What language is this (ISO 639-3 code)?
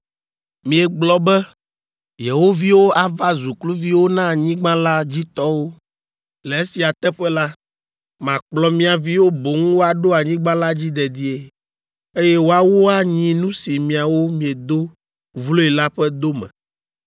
ewe